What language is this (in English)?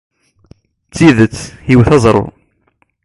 Kabyle